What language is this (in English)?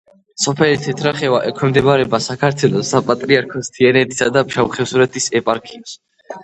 Georgian